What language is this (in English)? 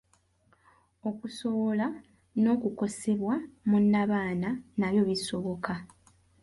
Ganda